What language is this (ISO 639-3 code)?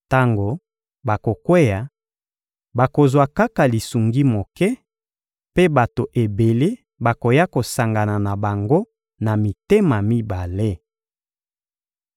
lin